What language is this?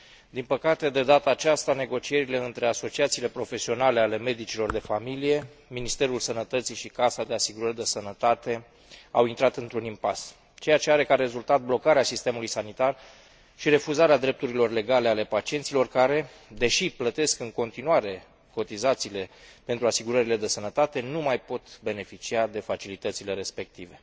Romanian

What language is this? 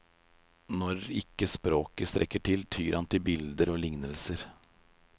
Norwegian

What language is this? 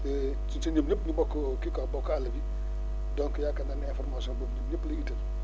Wolof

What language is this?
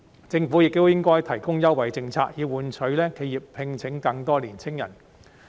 Cantonese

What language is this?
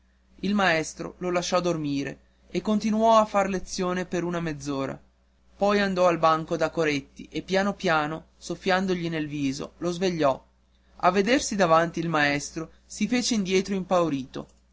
Italian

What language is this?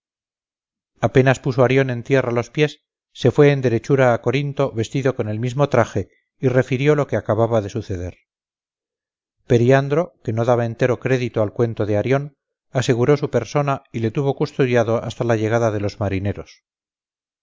Spanish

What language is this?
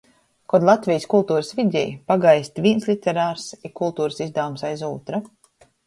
Latgalian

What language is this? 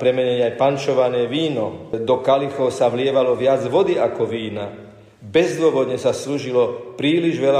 Slovak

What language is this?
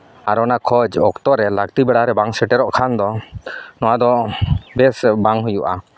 Santali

